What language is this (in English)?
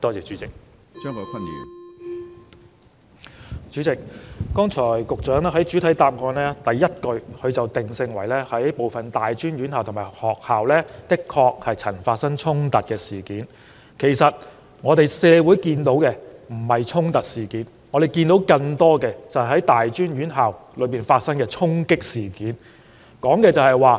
Cantonese